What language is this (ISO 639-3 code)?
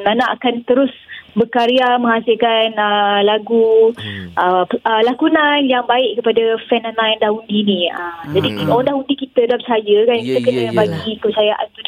msa